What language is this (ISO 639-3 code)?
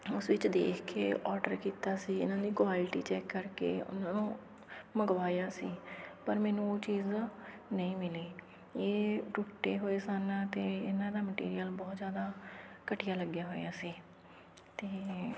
pan